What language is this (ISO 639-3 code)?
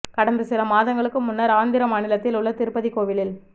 tam